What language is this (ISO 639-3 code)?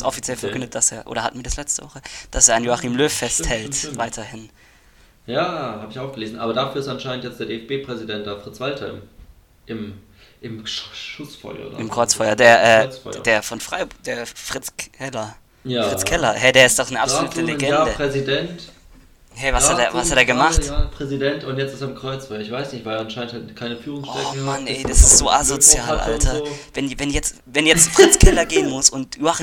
deu